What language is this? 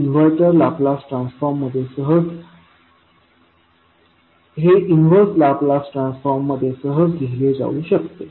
Marathi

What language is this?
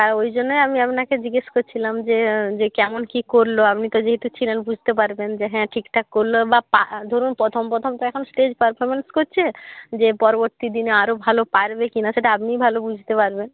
Bangla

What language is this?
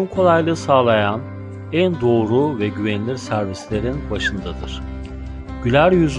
Turkish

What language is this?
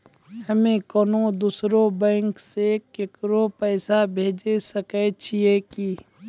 Maithili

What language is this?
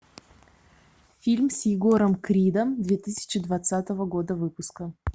Russian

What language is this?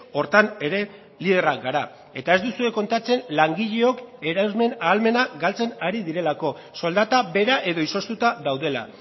Basque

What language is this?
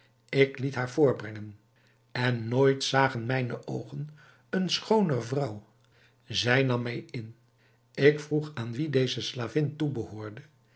Dutch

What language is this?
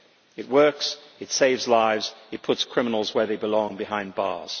English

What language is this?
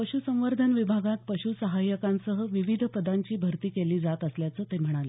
Marathi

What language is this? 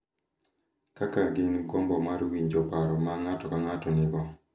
Luo (Kenya and Tanzania)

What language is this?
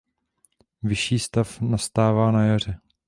Czech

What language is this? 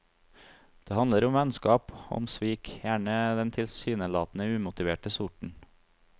Norwegian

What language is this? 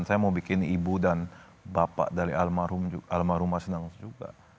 Indonesian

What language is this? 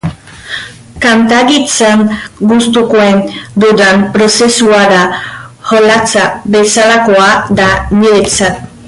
Basque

